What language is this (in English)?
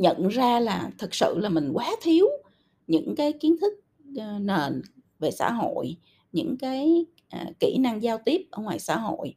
Vietnamese